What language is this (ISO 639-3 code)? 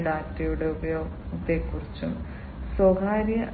mal